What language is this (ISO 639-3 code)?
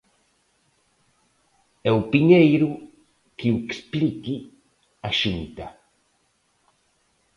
glg